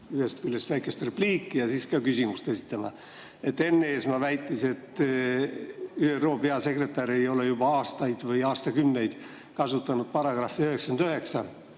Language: Estonian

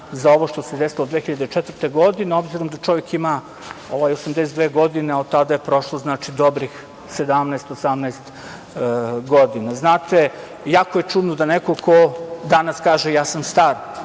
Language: Serbian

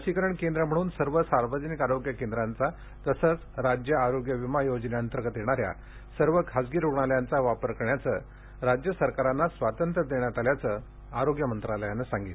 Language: Marathi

